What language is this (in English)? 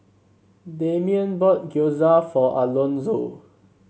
English